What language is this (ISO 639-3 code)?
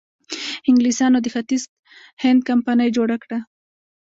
pus